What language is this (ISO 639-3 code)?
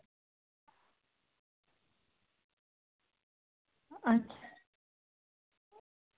doi